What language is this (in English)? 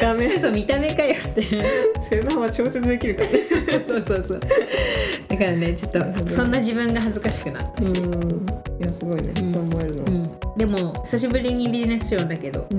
Japanese